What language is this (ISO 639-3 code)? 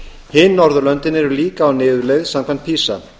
isl